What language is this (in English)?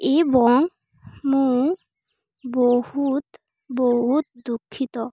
Odia